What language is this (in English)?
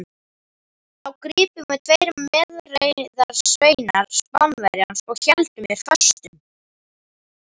Icelandic